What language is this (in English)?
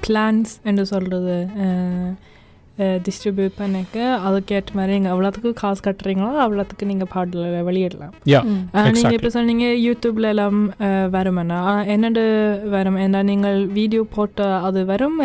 Tamil